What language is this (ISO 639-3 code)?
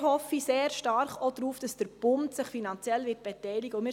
gsw